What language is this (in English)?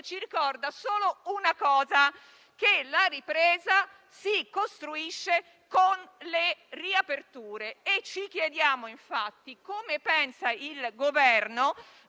Italian